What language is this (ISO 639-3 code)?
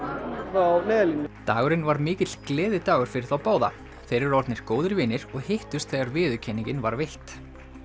isl